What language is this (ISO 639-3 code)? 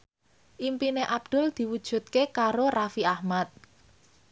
jav